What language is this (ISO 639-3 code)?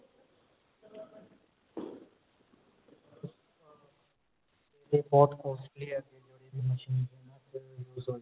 pan